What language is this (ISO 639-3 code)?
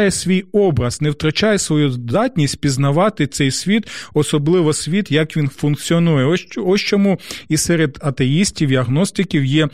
ukr